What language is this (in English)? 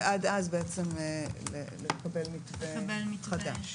Hebrew